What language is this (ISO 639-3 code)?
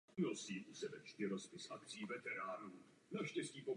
ces